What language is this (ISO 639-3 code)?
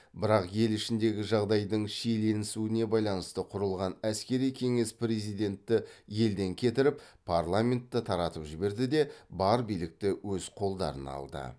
kaz